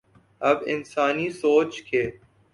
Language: Urdu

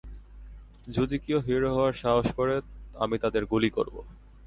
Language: Bangla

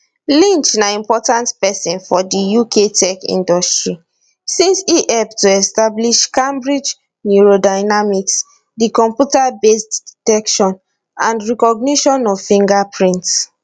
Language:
Nigerian Pidgin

